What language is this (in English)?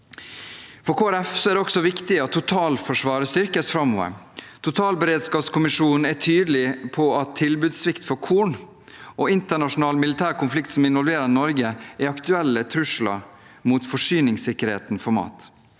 Norwegian